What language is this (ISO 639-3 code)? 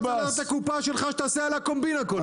heb